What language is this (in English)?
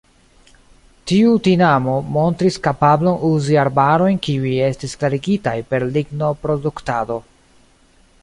Esperanto